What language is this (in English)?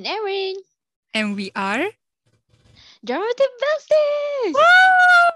Malay